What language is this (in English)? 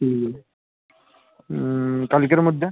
Bangla